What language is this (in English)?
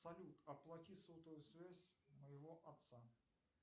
Russian